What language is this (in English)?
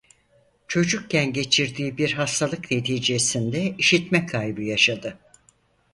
Turkish